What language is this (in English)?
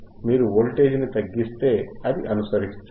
Telugu